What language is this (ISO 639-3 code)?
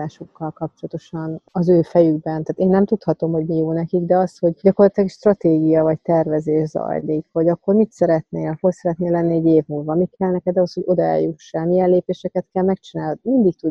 hun